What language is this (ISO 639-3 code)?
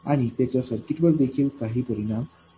mar